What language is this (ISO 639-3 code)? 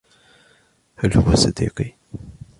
ara